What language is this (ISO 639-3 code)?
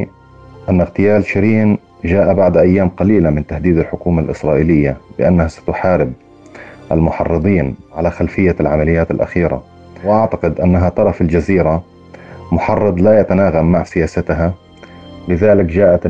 ara